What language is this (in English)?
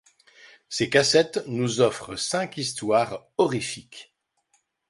French